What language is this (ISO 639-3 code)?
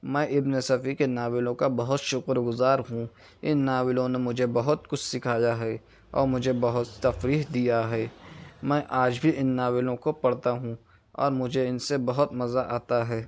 urd